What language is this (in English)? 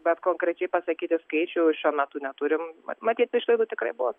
Lithuanian